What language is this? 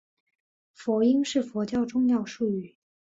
Chinese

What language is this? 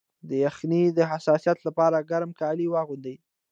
Pashto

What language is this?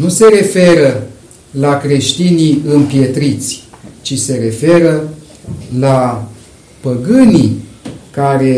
Romanian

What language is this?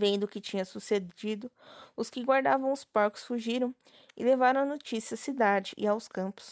Portuguese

